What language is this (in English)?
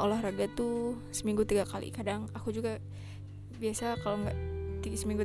Indonesian